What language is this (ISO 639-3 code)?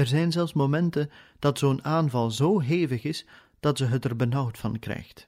nld